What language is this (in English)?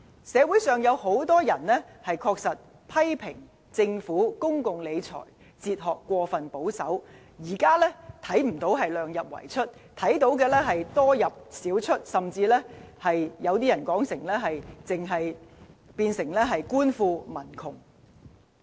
Cantonese